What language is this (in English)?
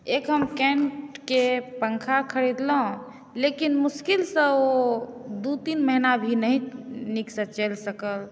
Maithili